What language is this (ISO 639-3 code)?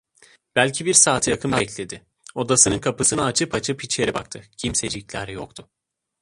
tur